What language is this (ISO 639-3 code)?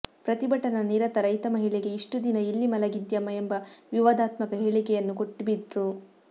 kan